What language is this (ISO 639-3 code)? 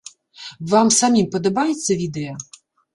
bel